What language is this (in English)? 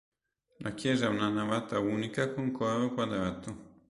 Italian